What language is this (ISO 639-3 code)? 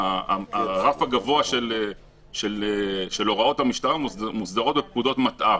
heb